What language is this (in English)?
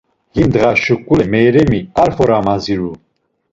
Laz